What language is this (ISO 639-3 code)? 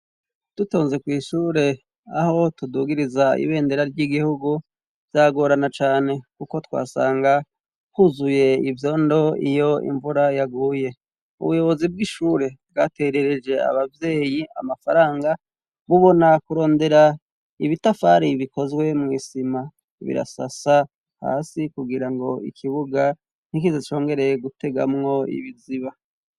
run